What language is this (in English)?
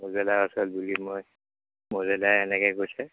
Assamese